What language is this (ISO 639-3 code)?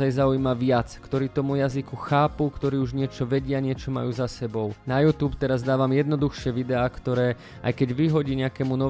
slk